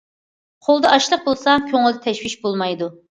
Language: Uyghur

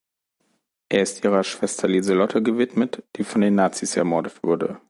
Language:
German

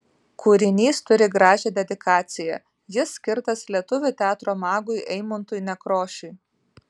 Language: Lithuanian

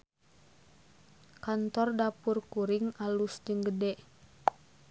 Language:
Sundanese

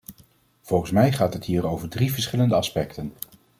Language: Dutch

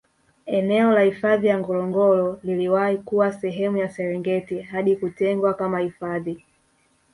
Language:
Swahili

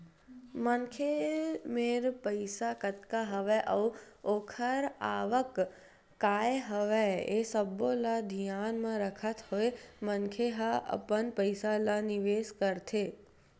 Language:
Chhattisgarhi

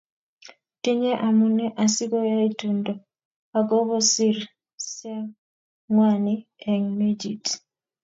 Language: Kalenjin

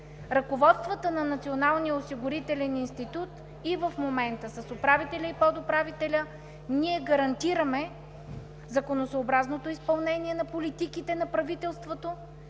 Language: Bulgarian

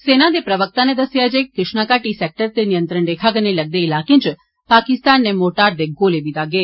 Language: Dogri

